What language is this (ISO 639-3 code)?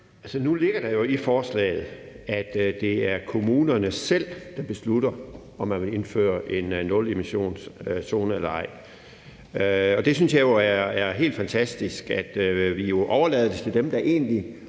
dan